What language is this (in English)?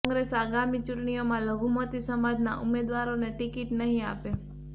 Gujarati